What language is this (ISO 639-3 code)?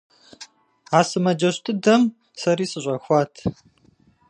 kbd